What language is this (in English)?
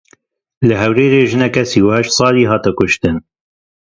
Kurdish